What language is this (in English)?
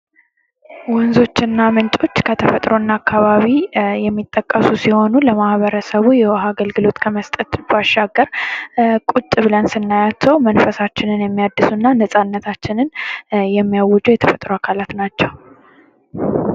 Amharic